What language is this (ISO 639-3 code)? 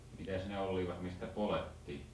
fin